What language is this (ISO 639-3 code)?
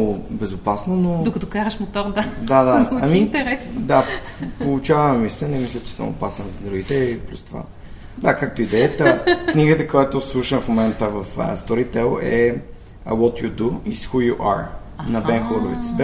bul